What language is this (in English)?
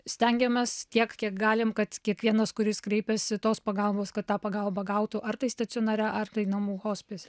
Lithuanian